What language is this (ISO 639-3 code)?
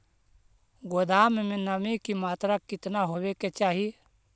mag